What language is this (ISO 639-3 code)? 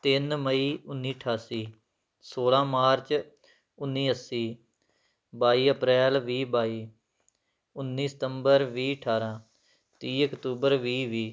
pan